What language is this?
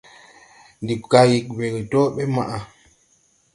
Tupuri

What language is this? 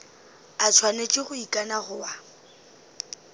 Northern Sotho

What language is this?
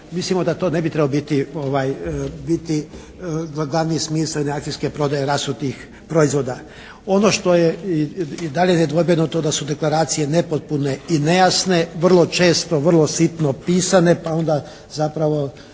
Croatian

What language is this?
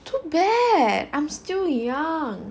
English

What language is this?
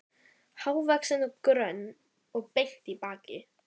Icelandic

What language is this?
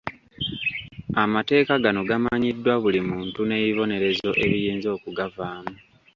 Ganda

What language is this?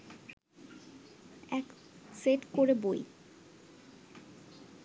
Bangla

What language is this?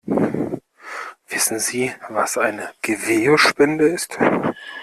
German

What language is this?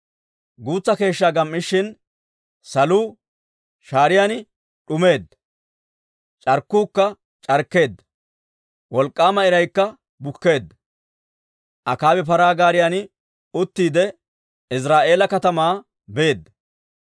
Dawro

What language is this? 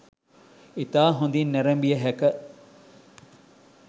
Sinhala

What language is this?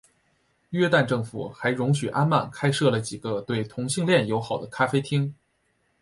Chinese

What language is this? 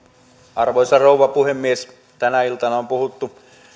Finnish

